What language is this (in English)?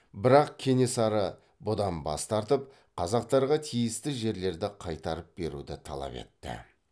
Kazakh